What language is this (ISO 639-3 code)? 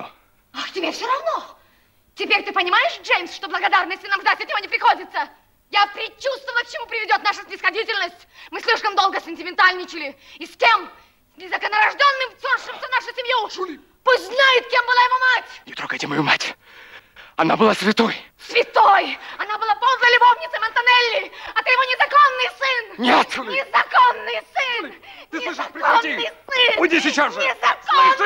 rus